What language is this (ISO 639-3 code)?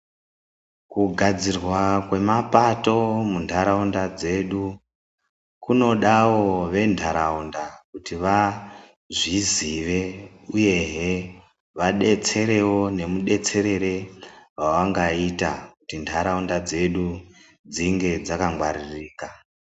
ndc